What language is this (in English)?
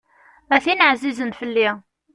Kabyle